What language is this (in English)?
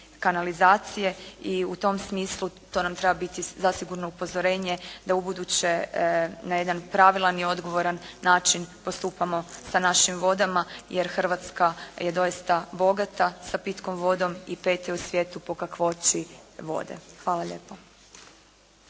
Croatian